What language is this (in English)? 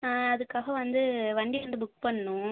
Tamil